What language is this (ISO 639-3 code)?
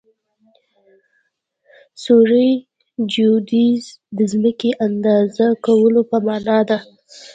pus